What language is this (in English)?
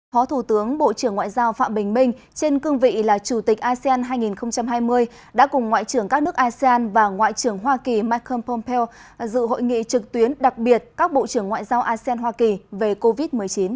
Vietnamese